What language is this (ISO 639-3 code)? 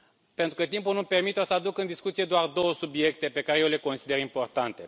ron